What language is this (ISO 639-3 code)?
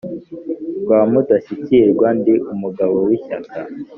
kin